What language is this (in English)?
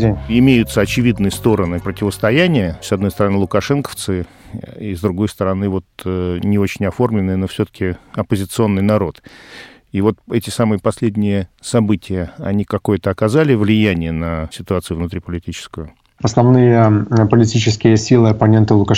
Russian